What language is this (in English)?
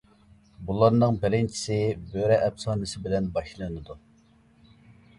Uyghur